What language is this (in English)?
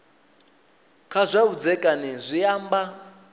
Venda